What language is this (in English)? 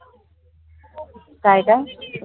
Marathi